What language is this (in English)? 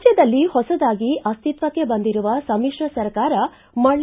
Kannada